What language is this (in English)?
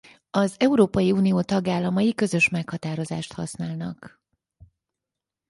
Hungarian